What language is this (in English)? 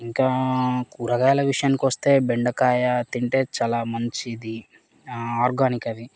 Telugu